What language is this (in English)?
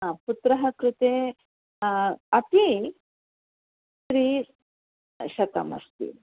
Sanskrit